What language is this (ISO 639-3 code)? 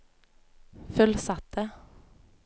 nor